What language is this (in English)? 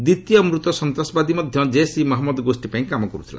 Odia